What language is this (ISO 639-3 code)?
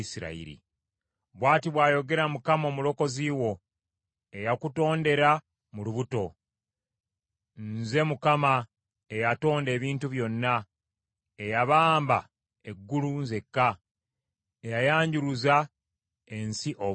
lug